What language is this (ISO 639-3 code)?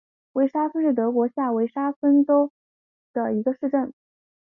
zho